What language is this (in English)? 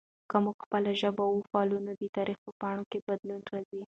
Pashto